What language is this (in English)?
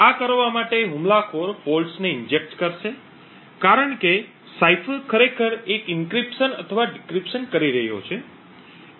Gujarati